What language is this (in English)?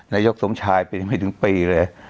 Thai